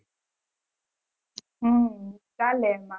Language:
Gujarati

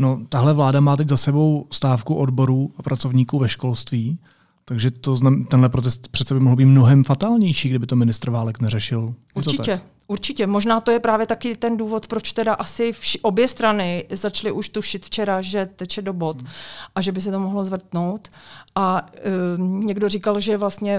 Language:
Czech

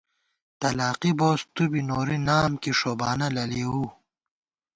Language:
Gawar-Bati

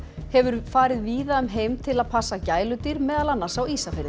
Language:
Icelandic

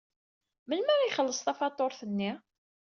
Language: Kabyle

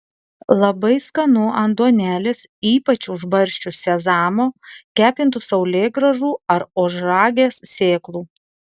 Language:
Lithuanian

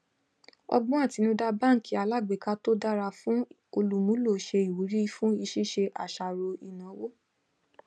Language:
Yoruba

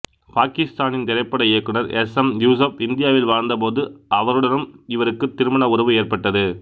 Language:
Tamil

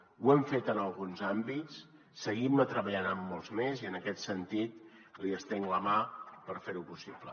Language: Catalan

